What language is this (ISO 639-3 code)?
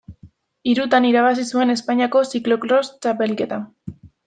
eus